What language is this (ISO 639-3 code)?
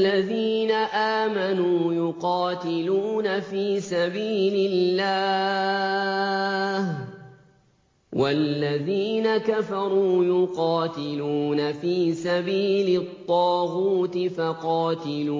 ara